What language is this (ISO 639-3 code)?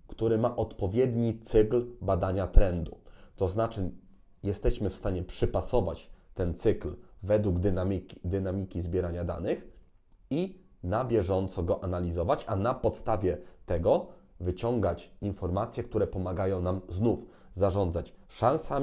pol